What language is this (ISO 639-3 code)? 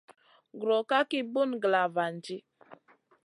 mcn